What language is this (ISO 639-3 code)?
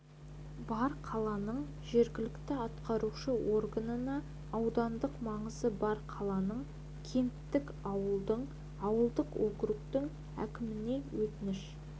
kaz